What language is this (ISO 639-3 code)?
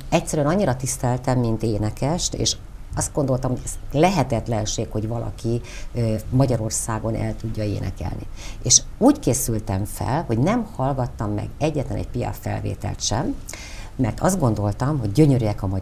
hun